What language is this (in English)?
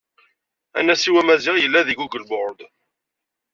Kabyle